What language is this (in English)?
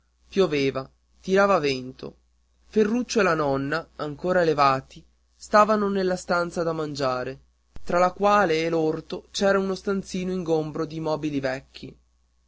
Italian